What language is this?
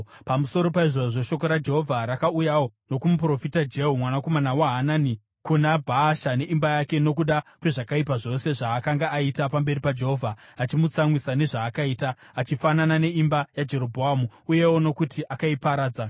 Shona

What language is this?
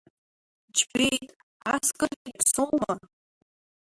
Abkhazian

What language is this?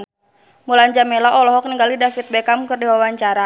Sundanese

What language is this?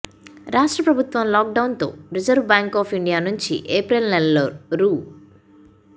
Telugu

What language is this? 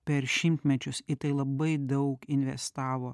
Lithuanian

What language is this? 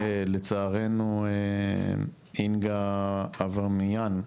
Hebrew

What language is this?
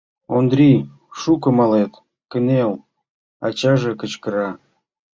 Mari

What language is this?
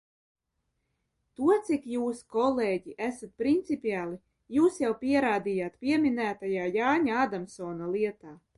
Latvian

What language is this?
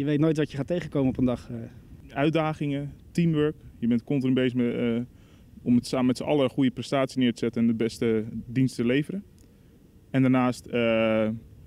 Dutch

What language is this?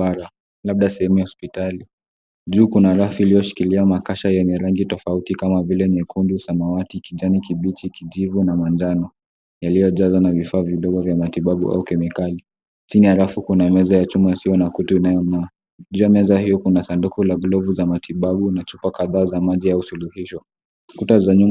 Swahili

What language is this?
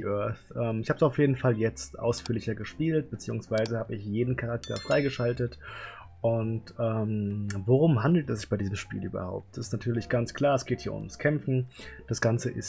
German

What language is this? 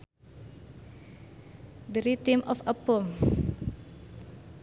Sundanese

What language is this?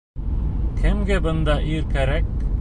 Bashkir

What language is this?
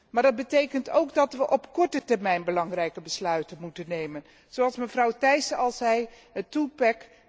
Dutch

